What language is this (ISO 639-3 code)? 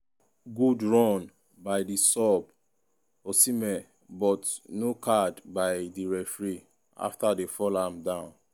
pcm